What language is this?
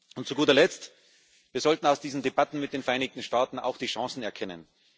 German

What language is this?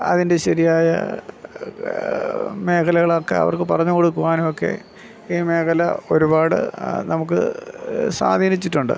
Malayalam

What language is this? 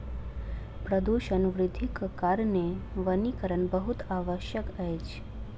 Maithili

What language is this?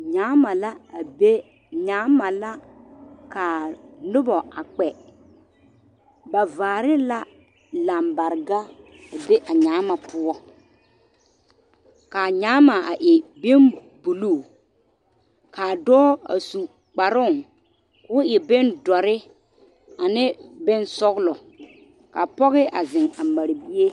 Southern Dagaare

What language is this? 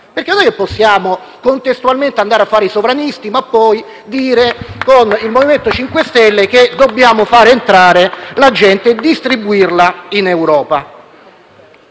Italian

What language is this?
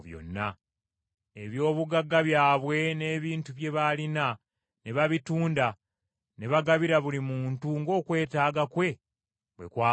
Ganda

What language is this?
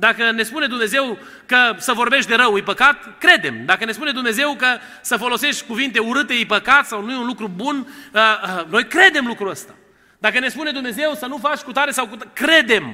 Romanian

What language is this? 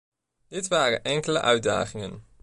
Dutch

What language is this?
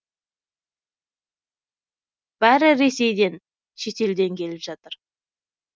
Kazakh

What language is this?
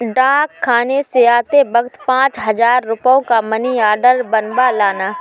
Hindi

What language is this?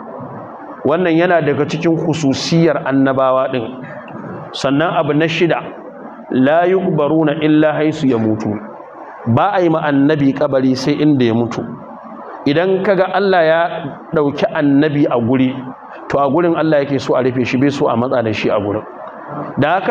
Arabic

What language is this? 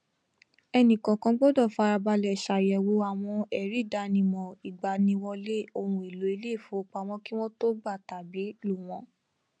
Yoruba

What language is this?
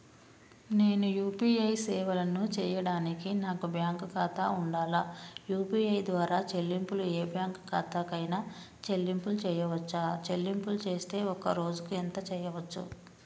Telugu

